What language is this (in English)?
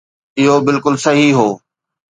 Sindhi